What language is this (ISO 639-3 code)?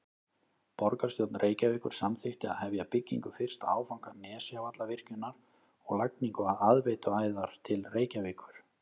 isl